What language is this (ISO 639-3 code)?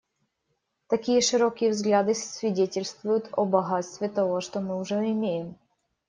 rus